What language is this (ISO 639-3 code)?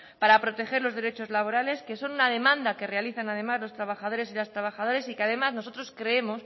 spa